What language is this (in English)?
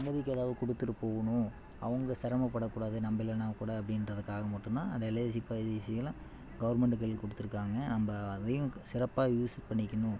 Tamil